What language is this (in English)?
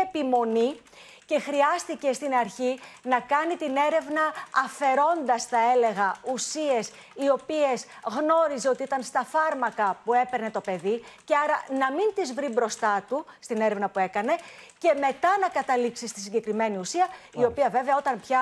Greek